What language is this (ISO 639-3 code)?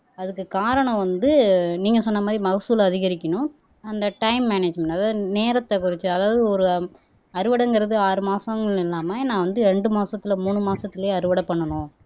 tam